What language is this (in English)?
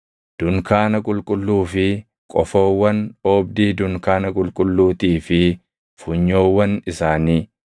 Oromo